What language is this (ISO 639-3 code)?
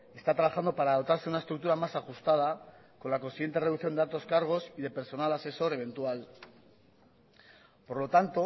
spa